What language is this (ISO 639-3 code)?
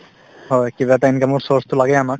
asm